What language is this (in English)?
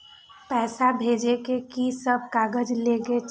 Maithili